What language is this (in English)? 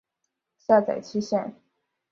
Chinese